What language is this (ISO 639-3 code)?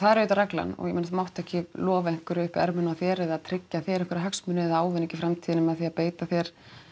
isl